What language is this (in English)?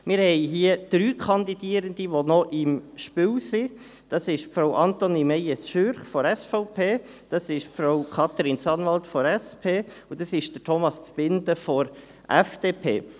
Swiss German